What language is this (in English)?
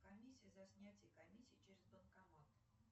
Russian